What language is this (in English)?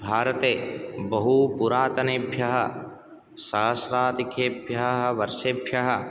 Sanskrit